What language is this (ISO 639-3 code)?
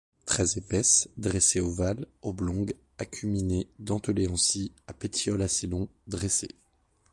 fra